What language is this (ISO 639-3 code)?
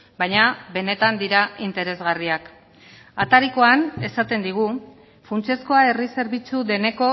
eus